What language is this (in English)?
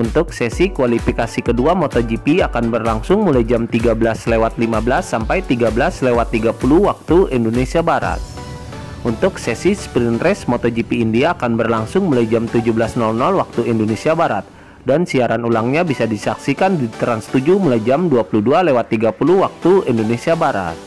Indonesian